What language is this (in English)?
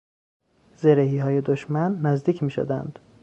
Persian